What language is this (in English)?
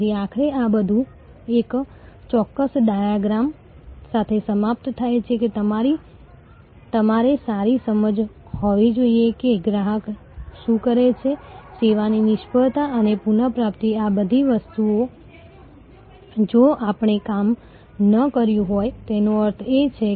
Gujarati